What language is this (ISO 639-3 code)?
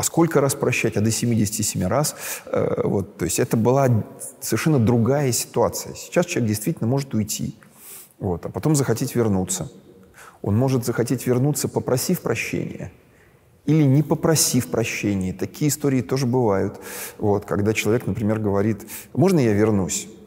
rus